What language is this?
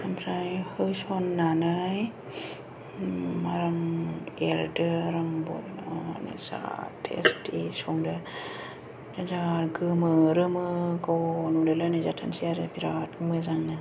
Bodo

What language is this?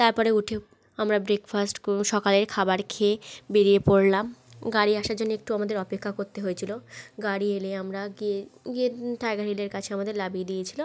Bangla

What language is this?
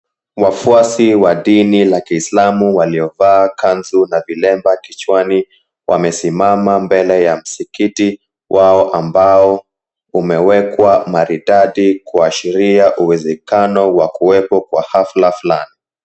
Swahili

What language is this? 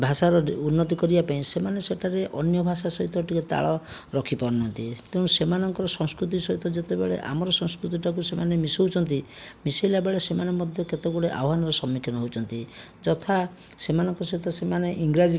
Odia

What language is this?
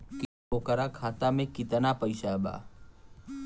Bhojpuri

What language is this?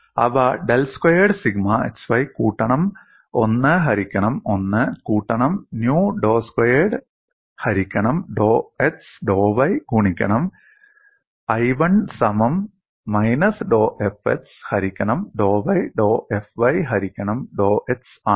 Malayalam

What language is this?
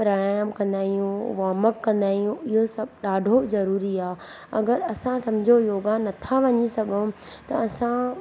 Sindhi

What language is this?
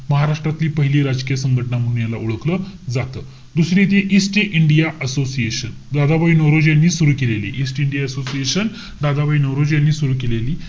Marathi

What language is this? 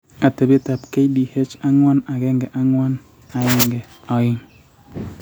Kalenjin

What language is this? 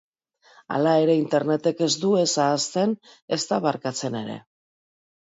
Basque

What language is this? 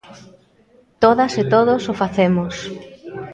Galician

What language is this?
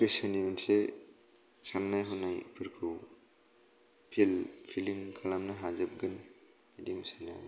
Bodo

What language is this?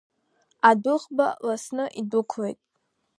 Abkhazian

